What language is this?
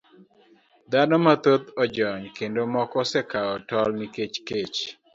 Luo (Kenya and Tanzania)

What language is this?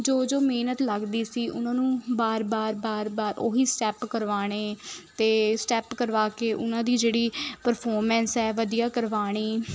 Punjabi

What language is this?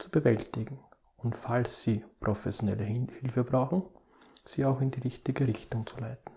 German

